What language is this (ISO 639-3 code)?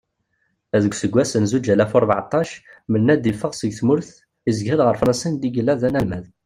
kab